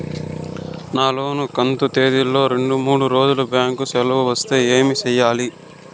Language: Telugu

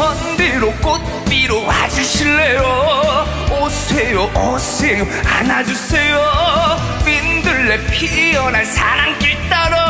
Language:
Korean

